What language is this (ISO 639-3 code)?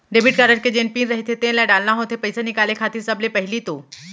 hne